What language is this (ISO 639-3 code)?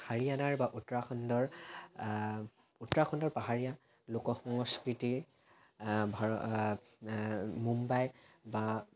asm